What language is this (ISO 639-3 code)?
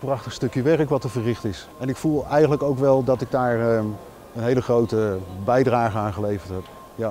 nld